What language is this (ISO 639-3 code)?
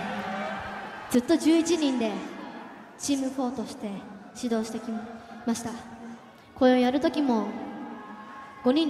jpn